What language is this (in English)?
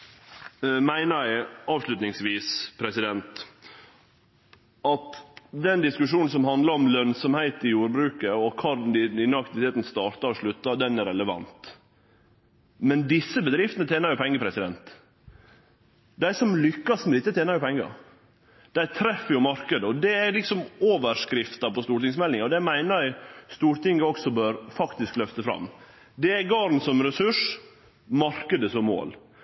Norwegian Nynorsk